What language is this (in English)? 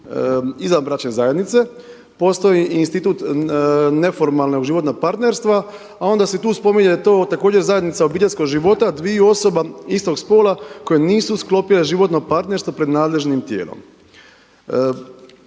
Croatian